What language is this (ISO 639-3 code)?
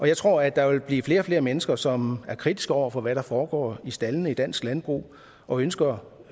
dan